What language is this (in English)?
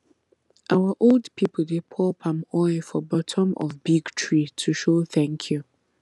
Nigerian Pidgin